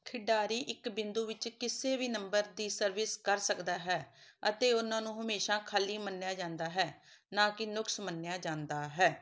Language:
Punjabi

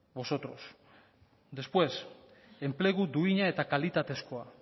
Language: Basque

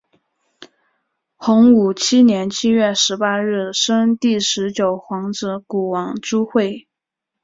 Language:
Chinese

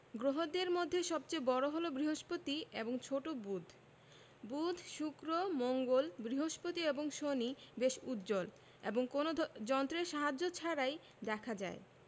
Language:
Bangla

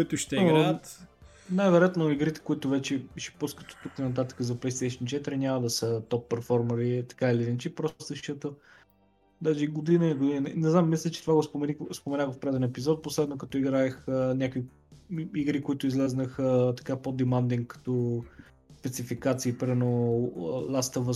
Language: Bulgarian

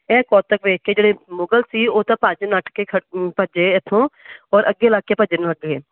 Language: Punjabi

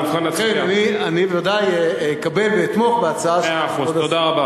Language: Hebrew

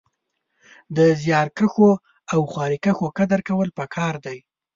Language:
Pashto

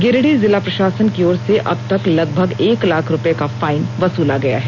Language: Hindi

